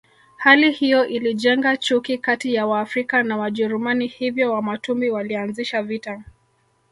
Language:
Swahili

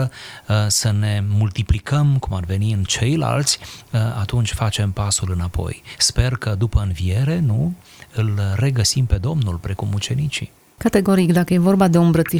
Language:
Romanian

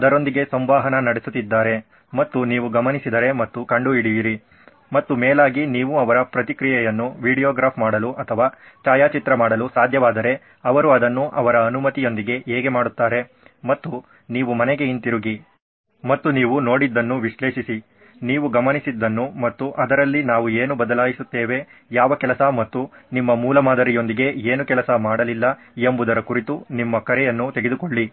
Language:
Kannada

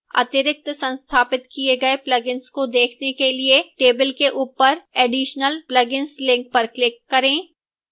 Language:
Hindi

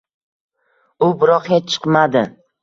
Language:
Uzbek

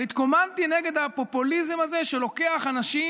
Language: Hebrew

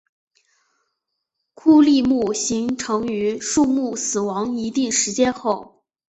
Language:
Chinese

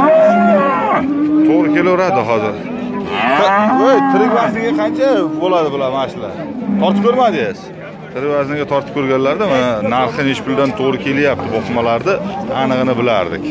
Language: Turkish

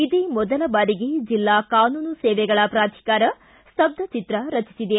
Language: Kannada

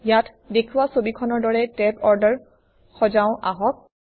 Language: Assamese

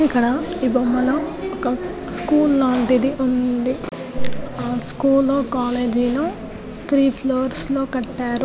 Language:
Telugu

